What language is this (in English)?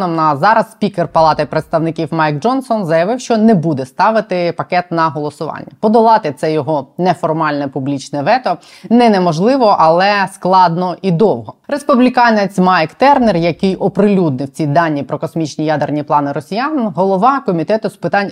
Ukrainian